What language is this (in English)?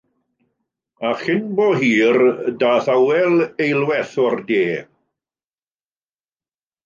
Welsh